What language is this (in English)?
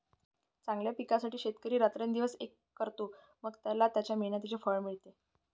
Marathi